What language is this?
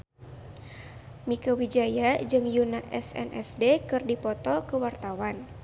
Sundanese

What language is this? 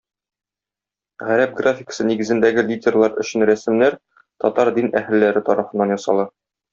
Tatar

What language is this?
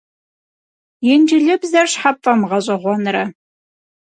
Kabardian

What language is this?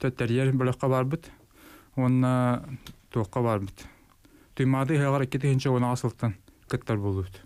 Turkish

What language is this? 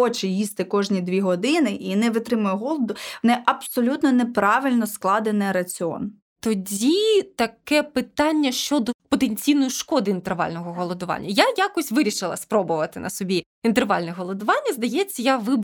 Ukrainian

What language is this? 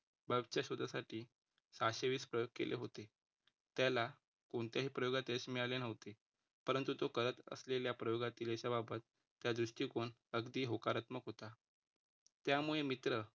Marathi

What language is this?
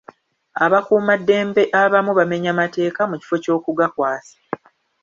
Ganda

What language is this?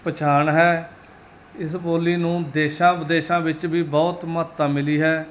Punjabi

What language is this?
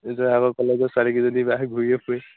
Assamese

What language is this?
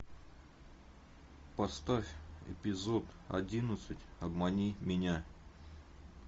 Russian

